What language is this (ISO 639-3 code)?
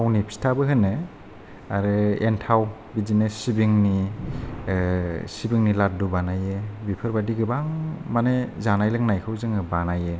brx